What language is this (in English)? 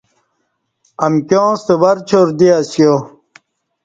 Kati